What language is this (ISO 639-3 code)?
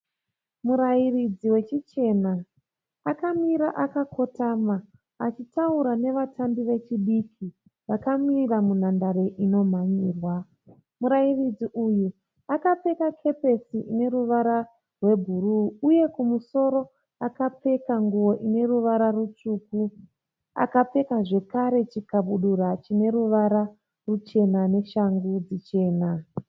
sna